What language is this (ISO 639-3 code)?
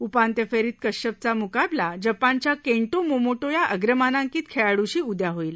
mar